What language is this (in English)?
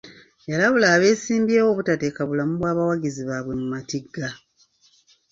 Ganda